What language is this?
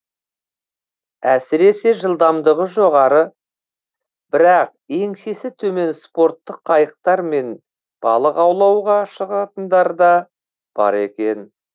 Kazakh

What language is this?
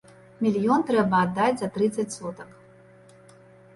Belarusian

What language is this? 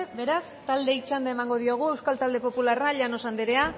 Basque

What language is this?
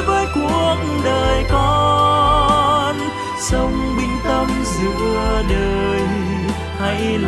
Vietnamese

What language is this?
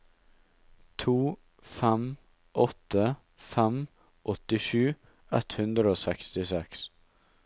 Norwegian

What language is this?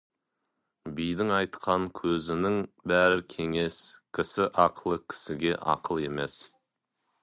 Kazakh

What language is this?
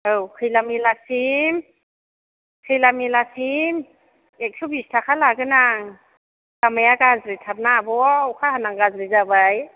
Bodo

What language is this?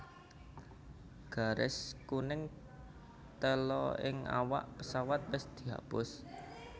Javanese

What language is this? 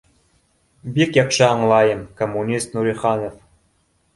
Bashkir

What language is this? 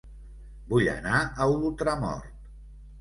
Catalan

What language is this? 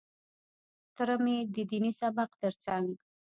Pashto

